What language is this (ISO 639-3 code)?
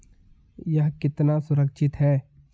hin